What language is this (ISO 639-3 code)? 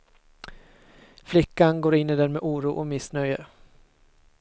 swe